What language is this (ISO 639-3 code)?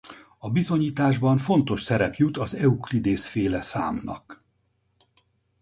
hun